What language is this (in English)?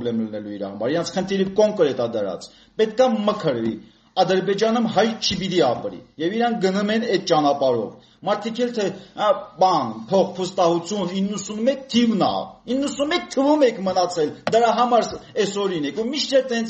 Romanian